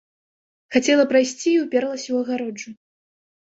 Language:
Belarusian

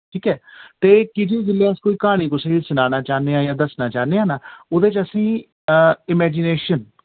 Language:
Dogri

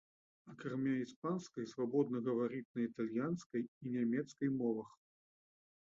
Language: Belarusian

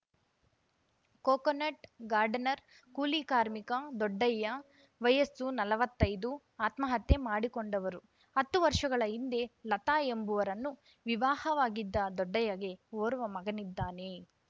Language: Kannada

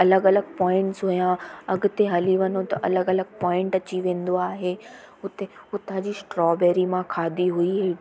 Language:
Sindhi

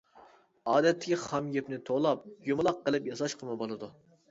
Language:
Uyghur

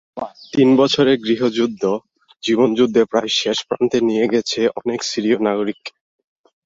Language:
Bangla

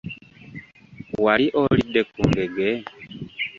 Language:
Ganda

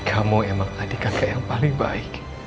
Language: Indonesian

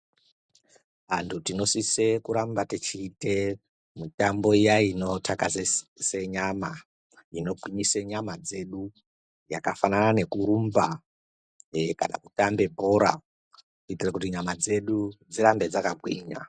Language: Ndau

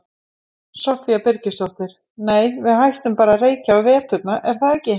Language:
Icelandic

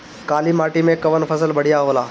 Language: Bhojpuri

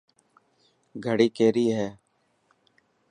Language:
Dhatki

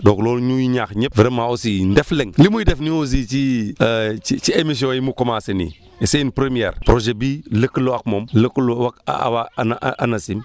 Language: Wolof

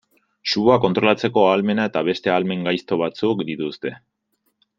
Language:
Basque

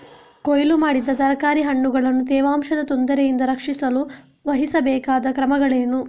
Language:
Kannada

